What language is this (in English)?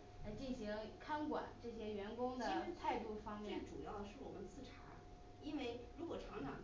Chinese